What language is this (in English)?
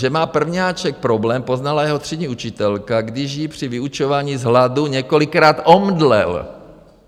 Czech